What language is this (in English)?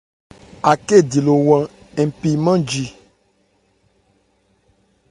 Ebrié